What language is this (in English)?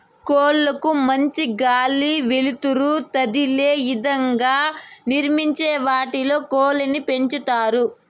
Telugu